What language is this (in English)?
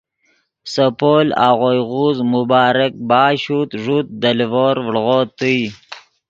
Yidgha